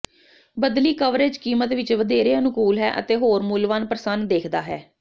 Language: Punjabi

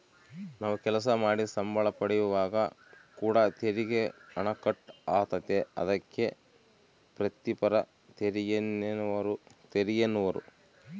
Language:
Kannada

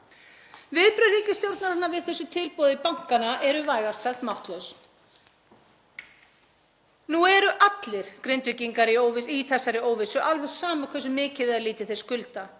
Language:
Icelandic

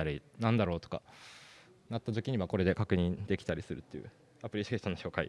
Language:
Japanese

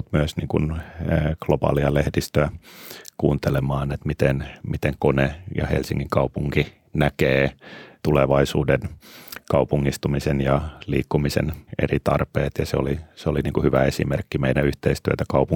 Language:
Finnish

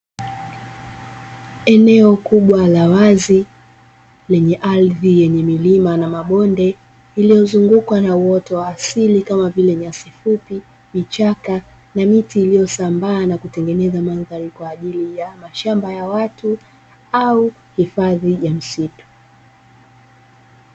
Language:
Swahili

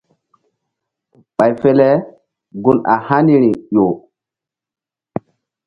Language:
Mbum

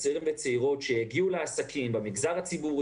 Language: Hebrew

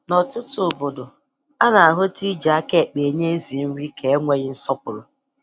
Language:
Igbo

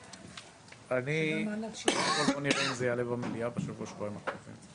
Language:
Hebrew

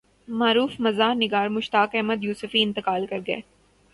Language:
Urdu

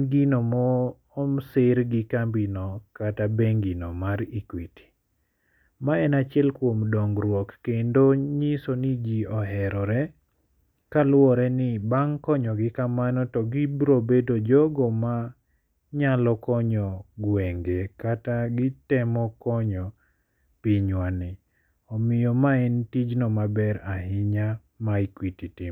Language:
Luo (Kenya and Tanzania)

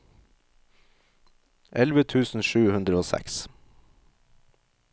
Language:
Norwegian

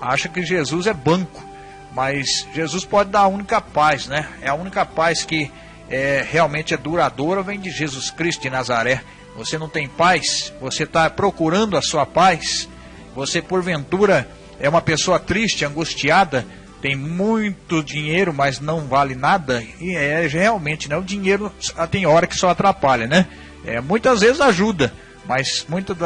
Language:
Portuguese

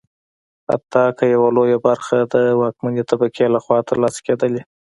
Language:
Pashto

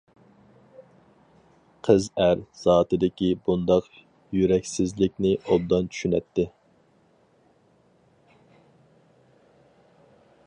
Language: Uyghur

